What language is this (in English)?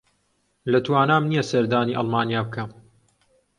Central Kurdish